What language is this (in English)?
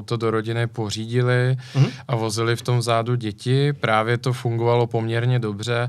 Czech